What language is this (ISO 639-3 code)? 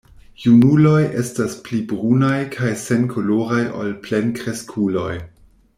epo